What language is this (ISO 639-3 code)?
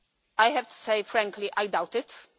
eng